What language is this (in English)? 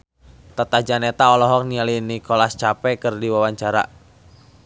Sundanese